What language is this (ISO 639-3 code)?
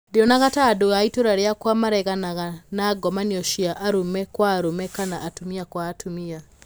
kik